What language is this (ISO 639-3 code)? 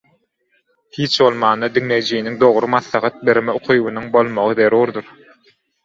tuk